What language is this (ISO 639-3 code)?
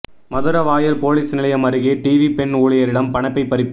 tam